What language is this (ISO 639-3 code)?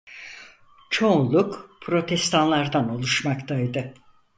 tur